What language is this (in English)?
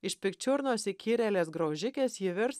Lithuanian